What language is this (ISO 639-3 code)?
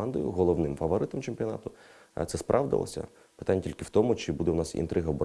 ukr